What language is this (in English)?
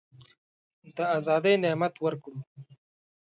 Pashto